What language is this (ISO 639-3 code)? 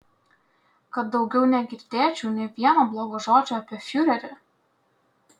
lit